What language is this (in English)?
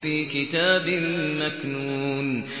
Arabic